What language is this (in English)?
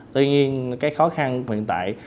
Vietnamese